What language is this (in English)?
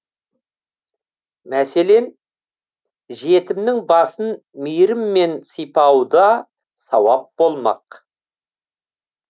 Kazakh